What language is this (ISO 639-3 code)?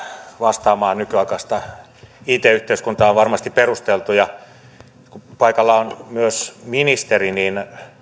fin